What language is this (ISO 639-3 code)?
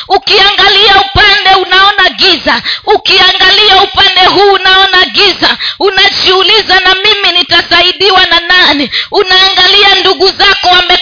swa